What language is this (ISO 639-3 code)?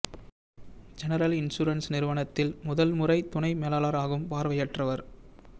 tam